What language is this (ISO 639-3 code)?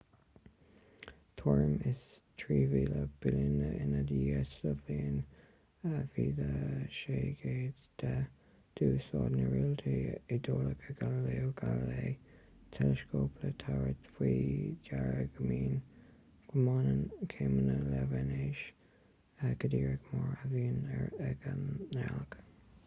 gle